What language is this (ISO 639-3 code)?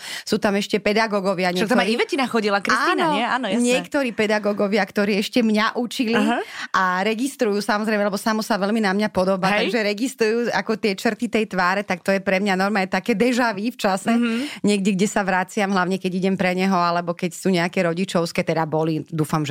slk